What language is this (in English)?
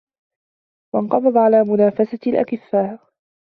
Arabic